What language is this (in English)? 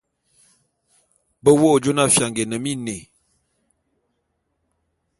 Bulu